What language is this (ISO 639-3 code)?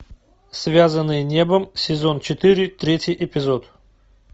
rus